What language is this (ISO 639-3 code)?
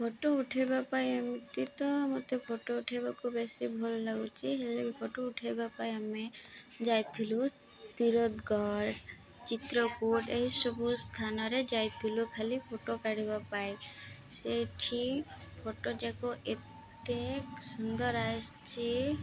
ori